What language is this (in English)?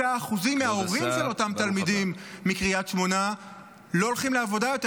Hebrew